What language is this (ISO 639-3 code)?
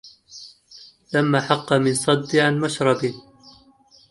ara